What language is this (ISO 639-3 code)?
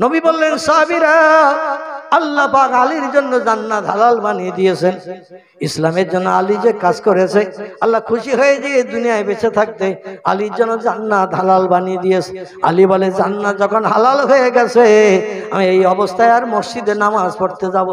ind